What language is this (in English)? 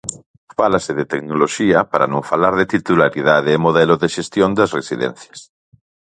Galician